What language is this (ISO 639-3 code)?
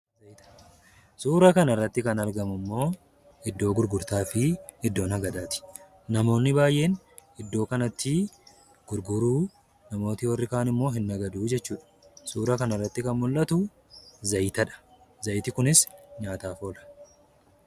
orm